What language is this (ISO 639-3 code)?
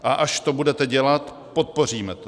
ces